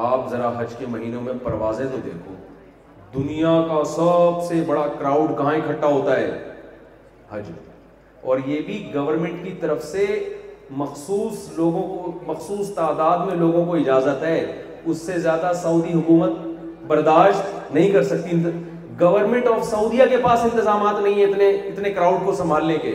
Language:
Urdu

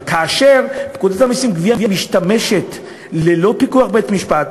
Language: Hebrew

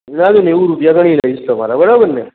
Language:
Gujarati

